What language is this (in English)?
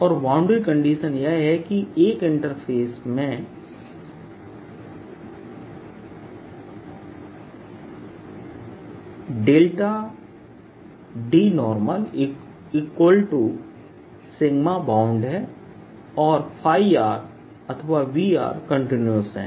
Hindi